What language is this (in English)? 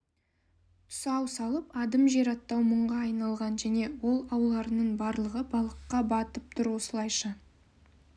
Kazakh